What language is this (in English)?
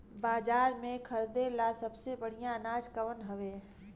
Bhojpuri